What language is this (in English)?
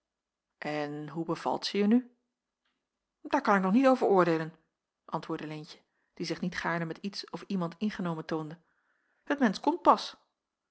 Dutch